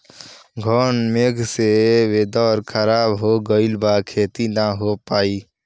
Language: Bhojpuri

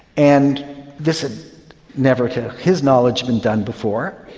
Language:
English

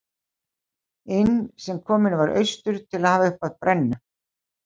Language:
Icelandic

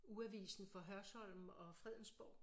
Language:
Danish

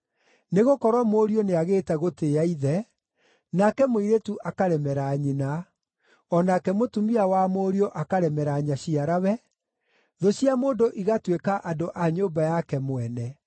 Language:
Kikuyu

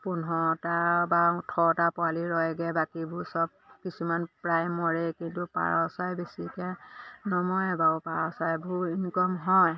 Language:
Assamese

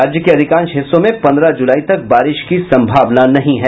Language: Hindi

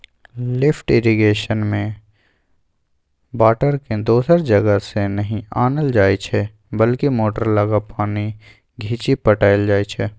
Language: Maithili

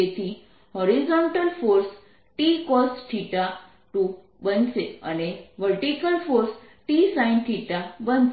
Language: Gujarati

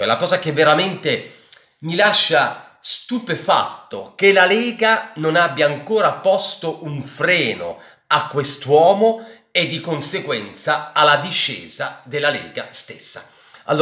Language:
Italian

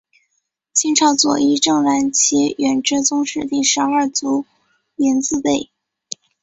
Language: Chinese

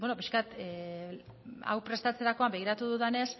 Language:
Basque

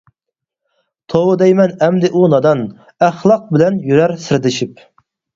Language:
Uyghur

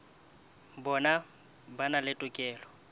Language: Southern Sotho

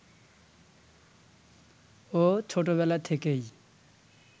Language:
Bangla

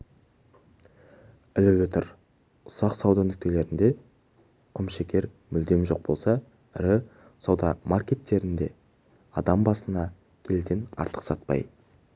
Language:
Kazakh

